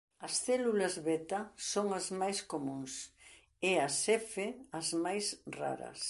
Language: Galician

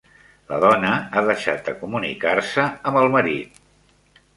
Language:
Catalan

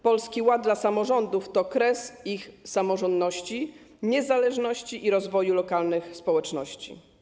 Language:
Polish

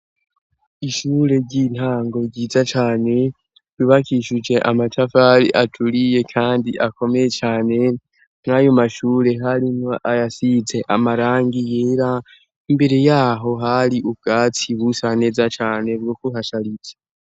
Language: Rundi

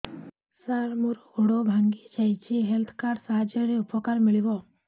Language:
Odia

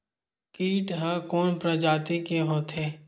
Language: Chhattisgarhi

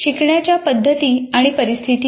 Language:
Marathi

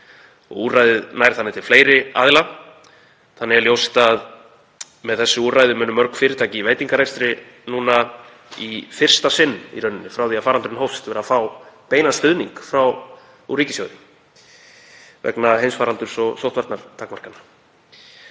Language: Icelandic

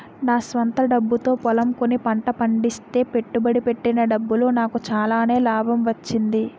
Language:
Telugu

